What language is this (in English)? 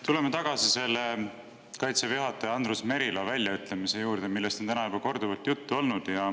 Estonian